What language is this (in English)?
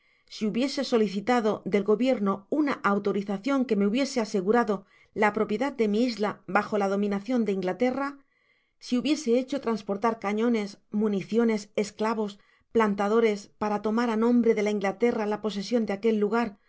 Spanish